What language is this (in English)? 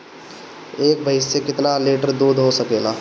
Bhojpuri